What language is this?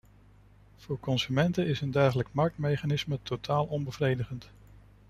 Dutch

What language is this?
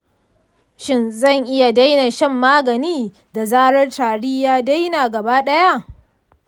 Hausa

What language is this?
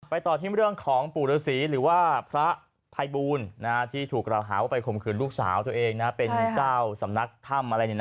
Thai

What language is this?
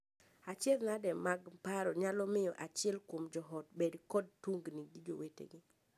Luo (Kenya and Tanzania)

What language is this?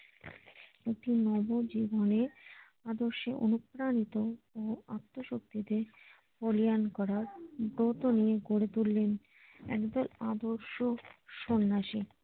Bangla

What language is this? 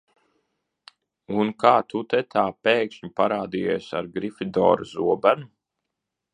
Latvian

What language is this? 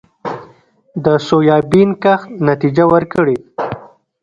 Pashto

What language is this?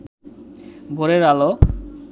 Bangla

